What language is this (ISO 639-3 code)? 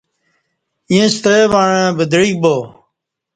bsh